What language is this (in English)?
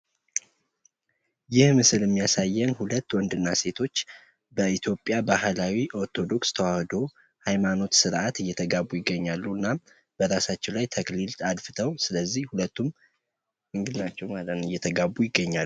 Amharic